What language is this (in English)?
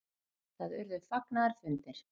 Icelandic